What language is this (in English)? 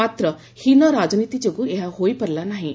Odia